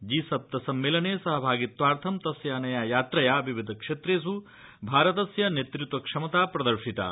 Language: Sanskrit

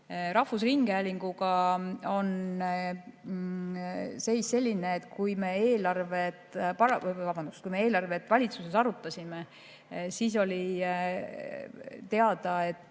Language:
Estonian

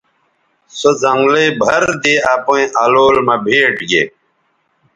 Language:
Bateri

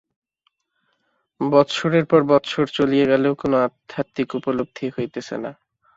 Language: Bangla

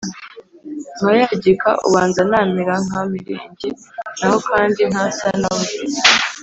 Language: Kinyarwanda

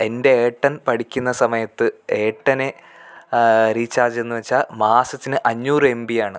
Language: Malayalam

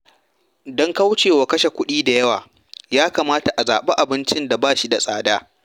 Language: Hausa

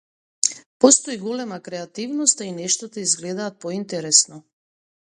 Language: Macedonian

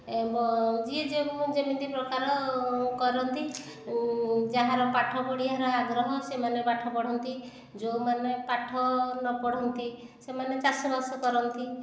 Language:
Odia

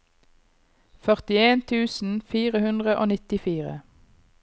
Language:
Norwegian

